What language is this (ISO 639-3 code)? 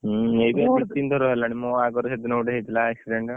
ori